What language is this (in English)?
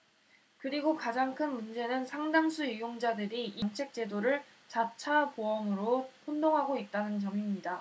Korean